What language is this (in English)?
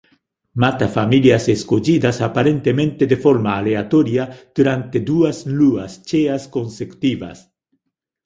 Galician